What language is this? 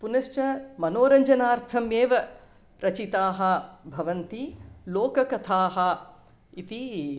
Sanskrit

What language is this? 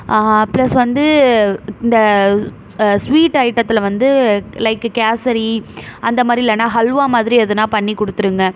Tamil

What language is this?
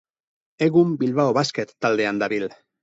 Basque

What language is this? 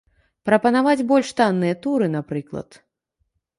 Belarusian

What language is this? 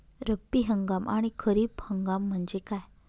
Marathi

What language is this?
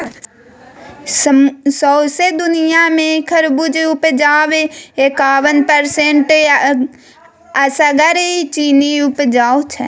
Maithili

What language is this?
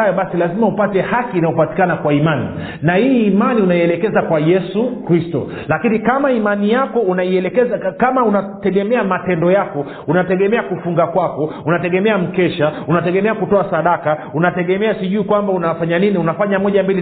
Swahili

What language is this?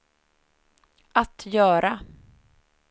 Swedish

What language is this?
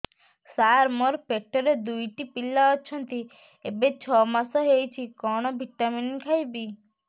Odia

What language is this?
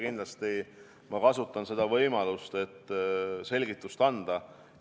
Estonian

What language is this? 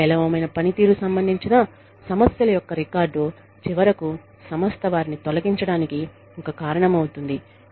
Telugu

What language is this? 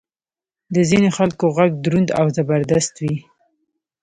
Pashto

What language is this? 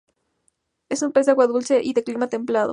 Spanish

